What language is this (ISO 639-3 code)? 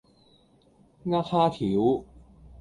yue